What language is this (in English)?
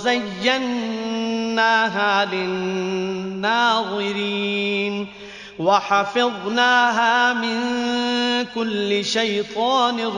Arabic